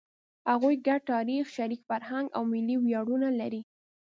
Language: Pashto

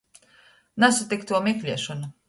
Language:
Latgalian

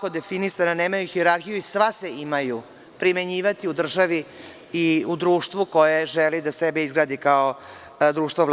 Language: Serbian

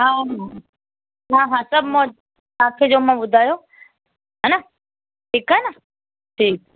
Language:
Sindhi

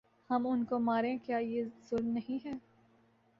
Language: Urdu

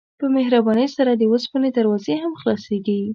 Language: Pashto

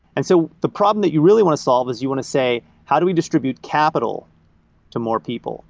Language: English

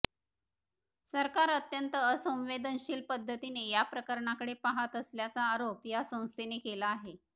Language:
Marathi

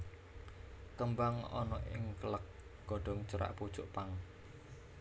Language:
Javanese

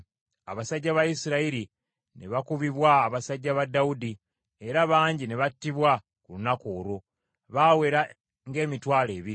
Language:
Ganda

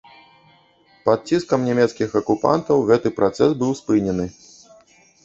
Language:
Belarusian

